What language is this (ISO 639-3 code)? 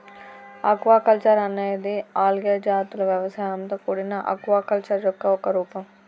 tel